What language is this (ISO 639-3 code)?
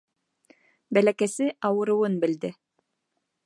bak